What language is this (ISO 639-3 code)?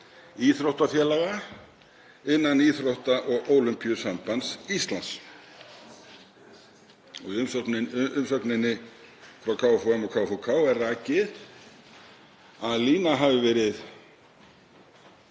isl